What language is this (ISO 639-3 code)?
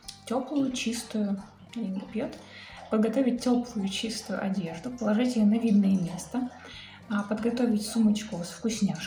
rus